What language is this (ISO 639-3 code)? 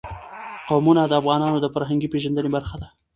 pus